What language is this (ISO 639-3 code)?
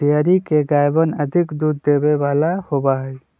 mag